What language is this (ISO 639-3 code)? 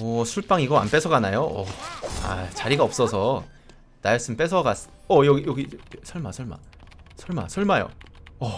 kor